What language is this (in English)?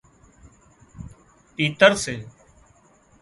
Wadiyara Koli